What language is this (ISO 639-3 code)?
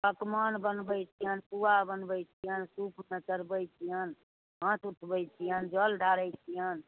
mai